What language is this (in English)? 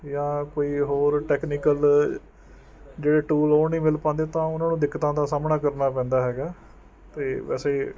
Punjabi